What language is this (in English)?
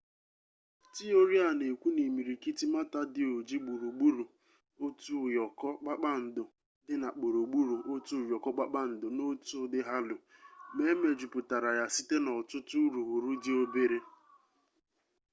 Igbo